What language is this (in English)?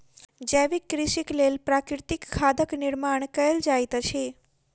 Maithili